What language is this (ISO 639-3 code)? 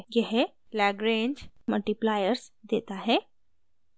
hin